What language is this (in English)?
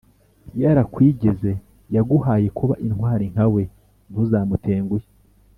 Kinyarwanda